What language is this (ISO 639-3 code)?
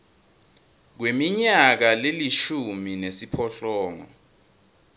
ssw